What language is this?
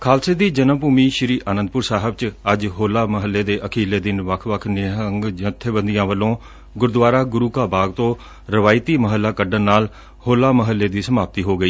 Punjabi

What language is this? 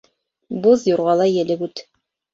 Bashkir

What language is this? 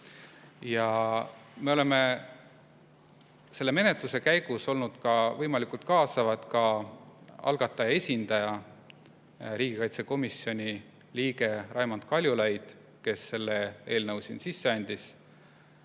Estonian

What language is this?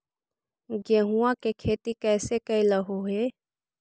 Magahi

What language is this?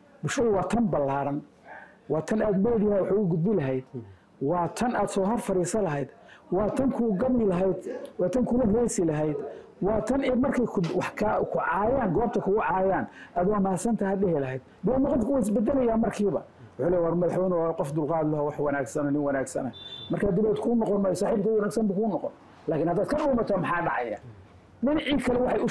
Arabic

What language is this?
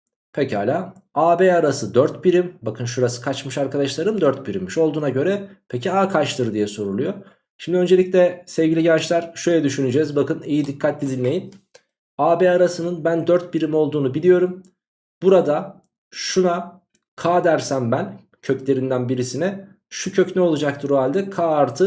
Turkish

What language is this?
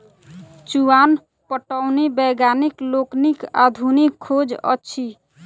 Maithili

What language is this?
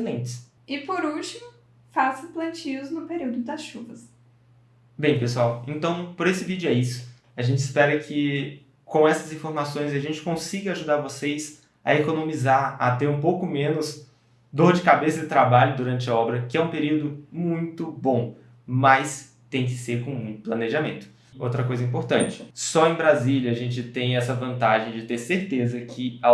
Portuguese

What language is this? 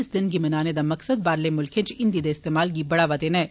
Dogri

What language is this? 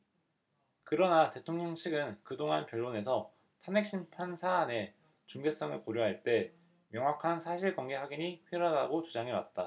Korean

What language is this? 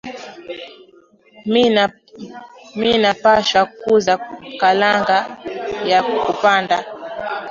Swahili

